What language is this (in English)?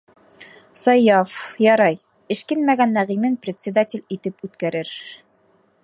Bashkir